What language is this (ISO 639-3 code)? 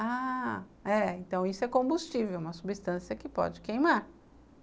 por